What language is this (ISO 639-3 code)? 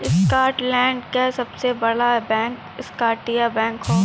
bho